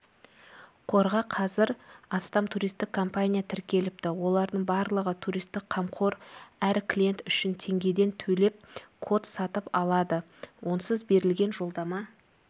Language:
Kazakh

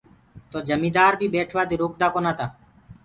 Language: Gurgula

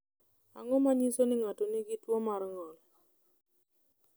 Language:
Luo (Kenya and Tanzania)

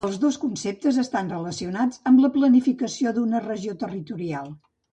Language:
Catalan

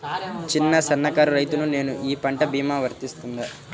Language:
Telugu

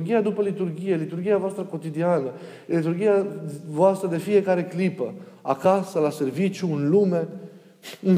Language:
Romanian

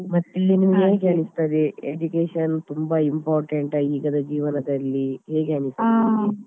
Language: Kannada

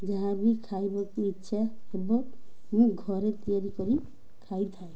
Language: Odia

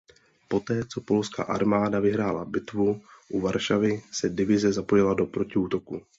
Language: Czech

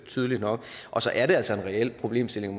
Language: Danish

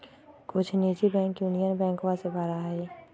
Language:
Magahi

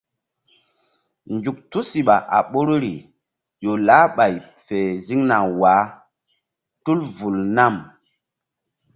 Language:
Mbum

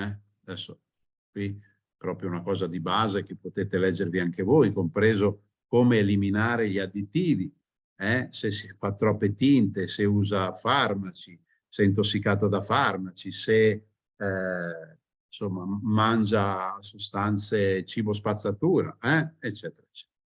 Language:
Italian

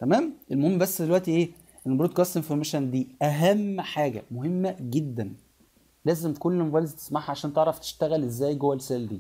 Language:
Arabic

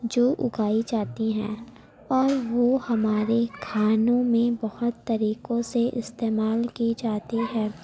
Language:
Urdu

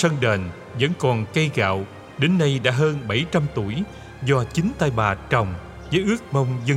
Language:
Vietnamese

